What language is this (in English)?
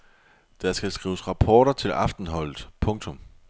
Danish